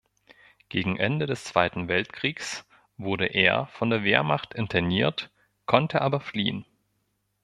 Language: German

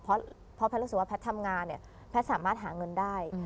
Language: Thai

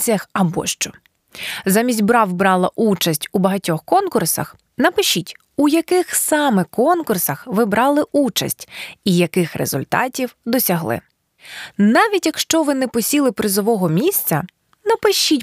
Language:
Ukrainian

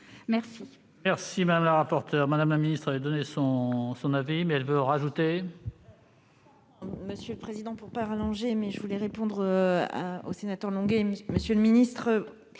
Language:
French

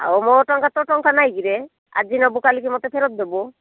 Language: Odia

